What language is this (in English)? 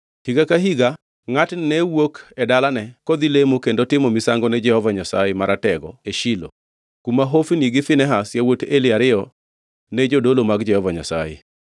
Luo (Kenya and Tanzania)